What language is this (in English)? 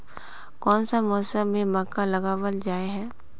Magahi